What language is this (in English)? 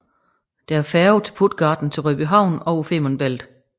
Danish